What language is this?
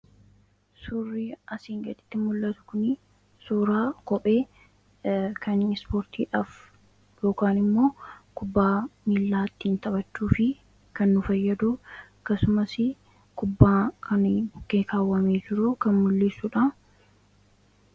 Oromo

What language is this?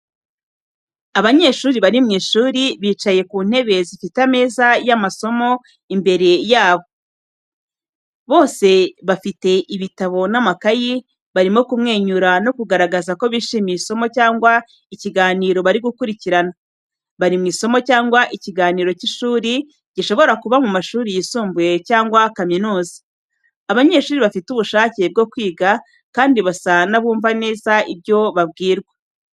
Kinyarwanda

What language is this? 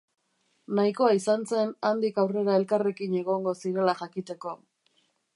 Basque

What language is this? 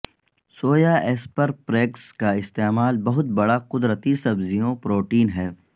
Urdu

